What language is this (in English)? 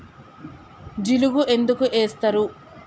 Telugu